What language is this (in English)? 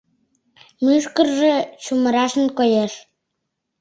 Mari